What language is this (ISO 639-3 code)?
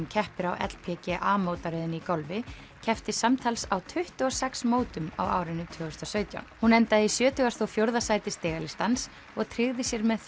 isl